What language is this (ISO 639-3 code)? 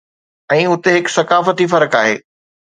snd